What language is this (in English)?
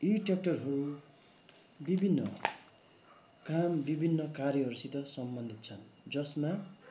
Nepali